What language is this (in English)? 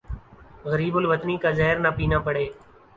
Urdu